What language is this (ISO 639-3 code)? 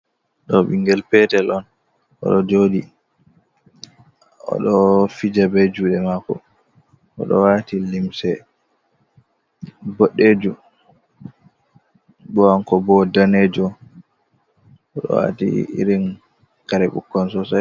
ful